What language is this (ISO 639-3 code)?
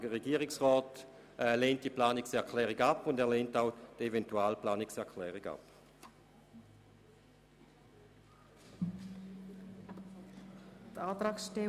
gsw